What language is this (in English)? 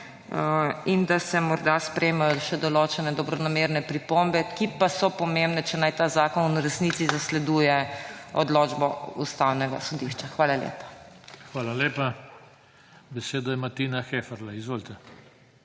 Slovenian